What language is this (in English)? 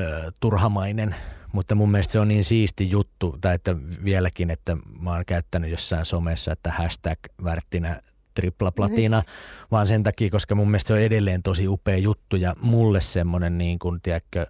Finnish